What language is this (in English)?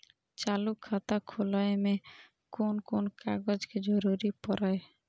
Maithili